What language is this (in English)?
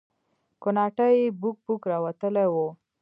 Pashto